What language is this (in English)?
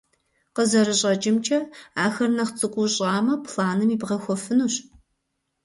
Kabardian